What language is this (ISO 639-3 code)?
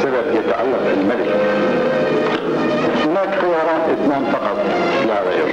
ara